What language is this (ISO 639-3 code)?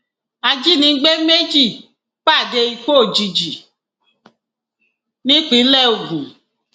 yor